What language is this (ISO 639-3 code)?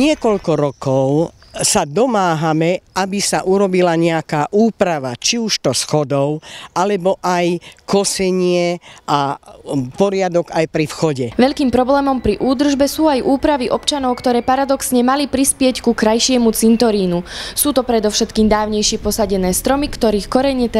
slk